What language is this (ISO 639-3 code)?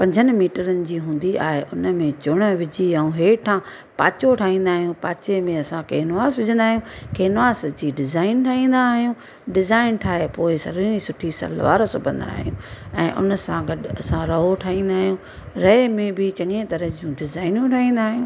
snd